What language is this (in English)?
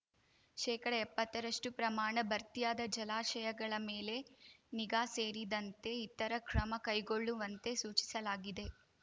Kannada